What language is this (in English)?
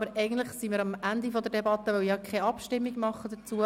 Swiss German